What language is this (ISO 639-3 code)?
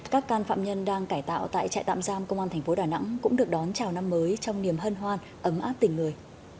vie